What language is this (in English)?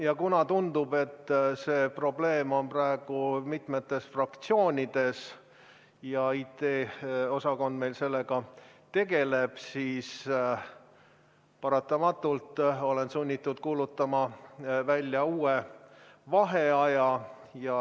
Estonian